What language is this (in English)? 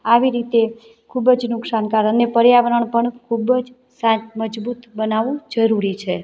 Gujarati